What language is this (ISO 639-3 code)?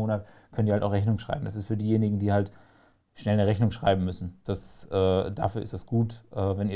deu